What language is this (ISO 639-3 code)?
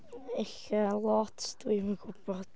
cym